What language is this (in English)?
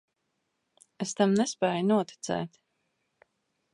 Latvian